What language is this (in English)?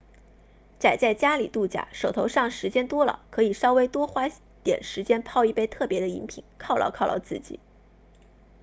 Chinese